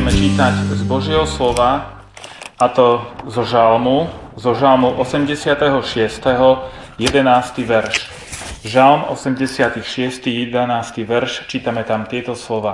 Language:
Slovak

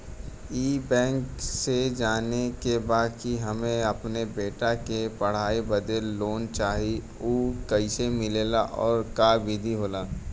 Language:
Bhojpuri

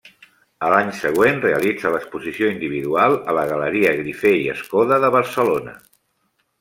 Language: Catalan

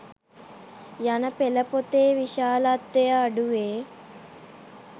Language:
Sinhala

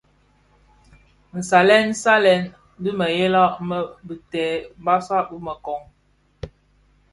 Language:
Bafia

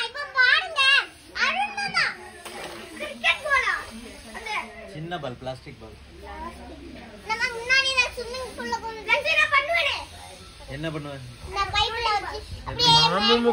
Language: Tamil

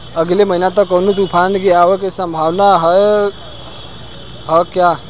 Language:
Bhojpuri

